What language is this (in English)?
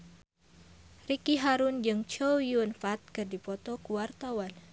Sundanese